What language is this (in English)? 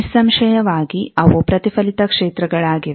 Kannada